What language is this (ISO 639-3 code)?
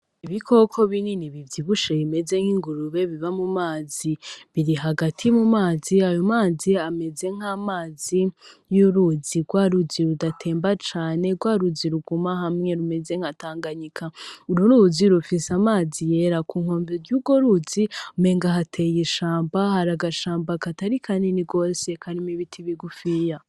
run